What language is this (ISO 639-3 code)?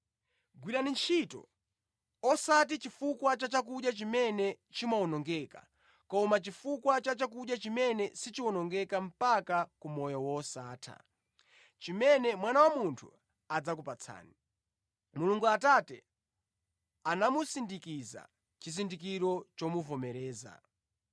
nya